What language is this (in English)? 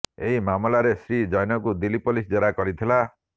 Odia